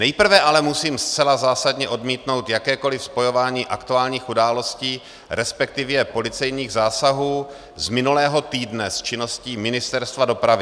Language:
Czech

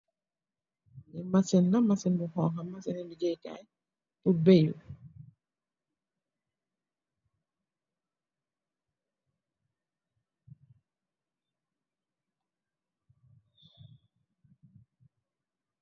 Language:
Wolof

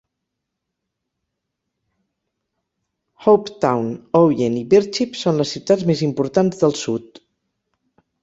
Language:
Catalan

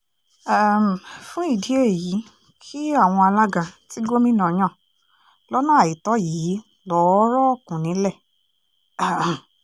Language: Yoruba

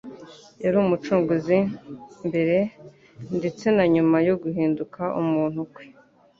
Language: Kinyarwanda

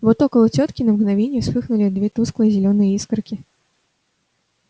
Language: Russian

